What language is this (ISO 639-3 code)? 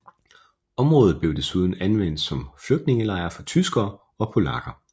dan